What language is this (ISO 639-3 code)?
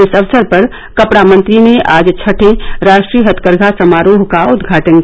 hin